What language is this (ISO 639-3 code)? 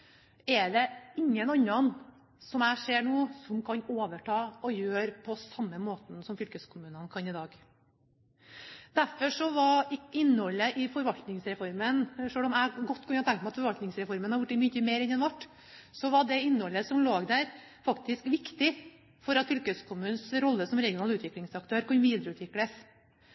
nob